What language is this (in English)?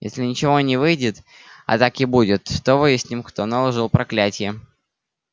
Russian